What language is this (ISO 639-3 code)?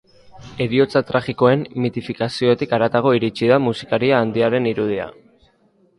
eus